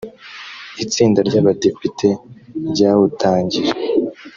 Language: Kinyarwanda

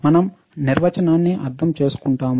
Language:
Telugu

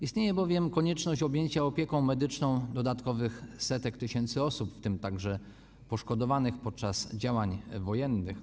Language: Polish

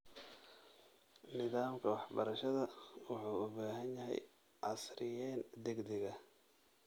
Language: Somali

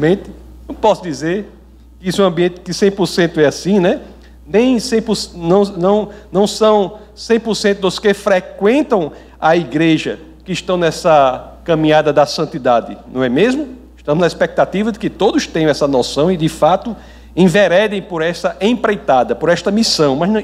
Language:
Portuguese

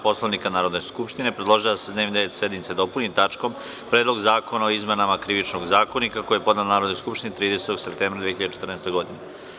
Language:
Serbian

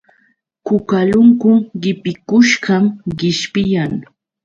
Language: Yauyos Quechua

